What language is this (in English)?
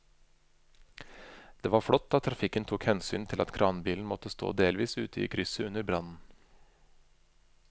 Norwegian